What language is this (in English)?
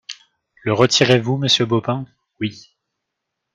French